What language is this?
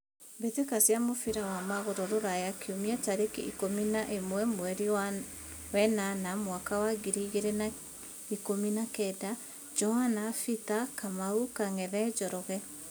Kikuyu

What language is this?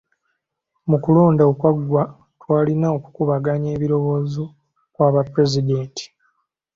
Ganda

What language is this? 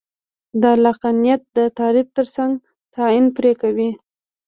Pashto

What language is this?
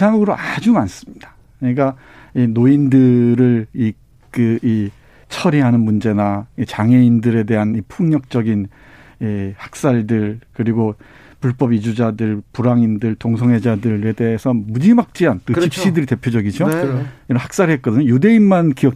Korean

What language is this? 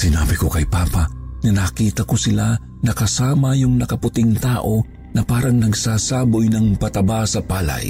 Filipino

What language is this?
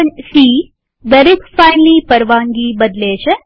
Gujarati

